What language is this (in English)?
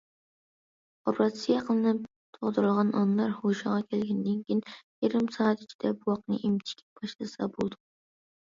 Uyghur